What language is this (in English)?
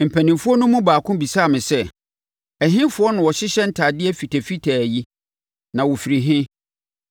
Akan